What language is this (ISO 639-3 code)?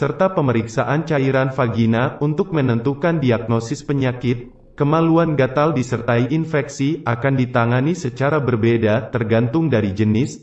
ind